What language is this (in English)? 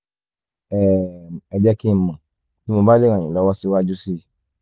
Yoruba